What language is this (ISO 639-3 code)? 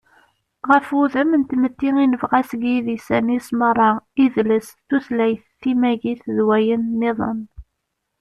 kab